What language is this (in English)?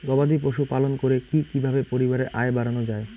Bangla